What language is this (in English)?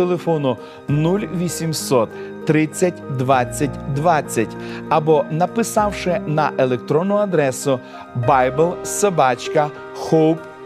Ukrainian